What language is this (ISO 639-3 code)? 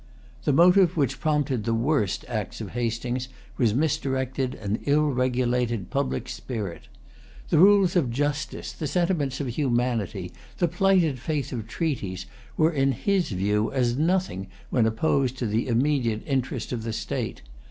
eng